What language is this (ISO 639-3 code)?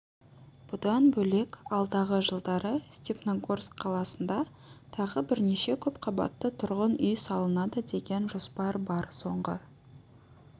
kaz